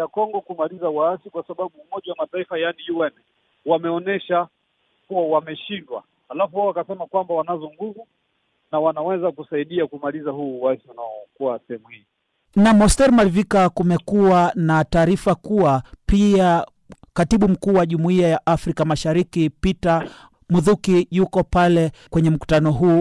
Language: Swahili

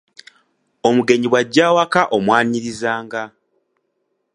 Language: Ganda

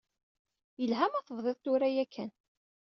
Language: Kabyle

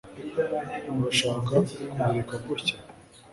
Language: Kinyarwanda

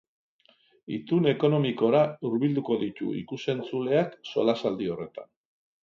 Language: Basque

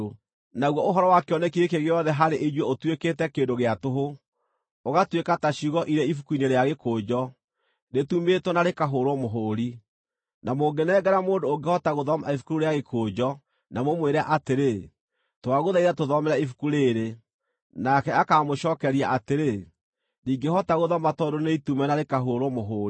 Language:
Kikuyu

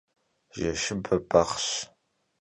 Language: Kabardian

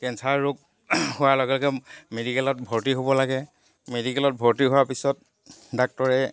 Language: Assamese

